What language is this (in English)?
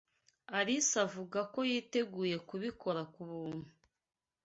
Kinyarwanda